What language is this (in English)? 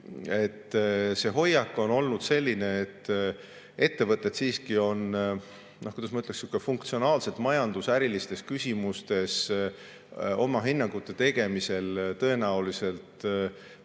Estonian